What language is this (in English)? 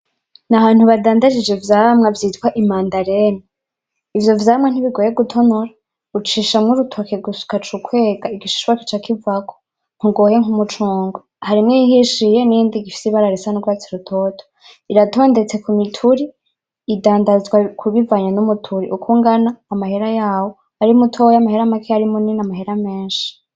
Rundi